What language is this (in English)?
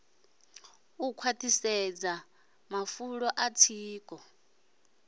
Venda